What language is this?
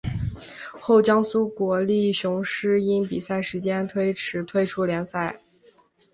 Chinese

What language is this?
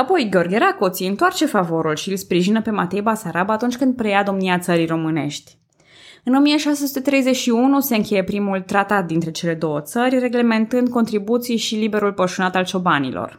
Romanian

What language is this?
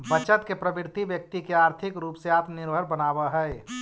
Magahi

